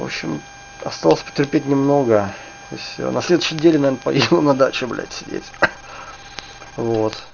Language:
Russian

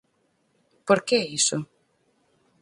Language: Galician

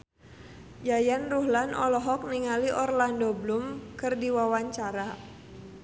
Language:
Sundanese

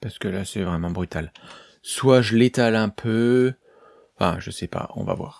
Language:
French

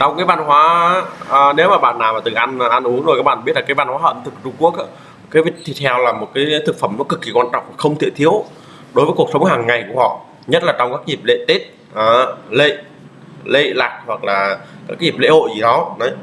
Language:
Vietnamese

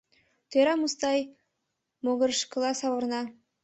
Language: Mari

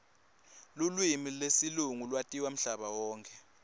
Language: Swati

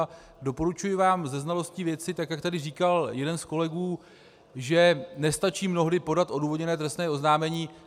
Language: Czech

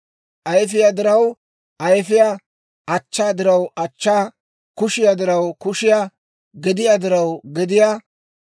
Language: Dawro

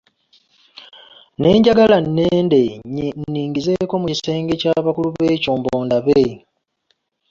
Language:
Ganda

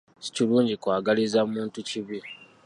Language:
Ganda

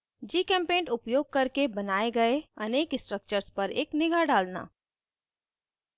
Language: Hindi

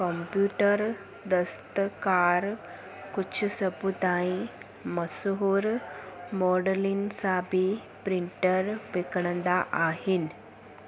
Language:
Sindhi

